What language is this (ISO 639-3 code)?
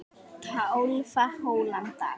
isl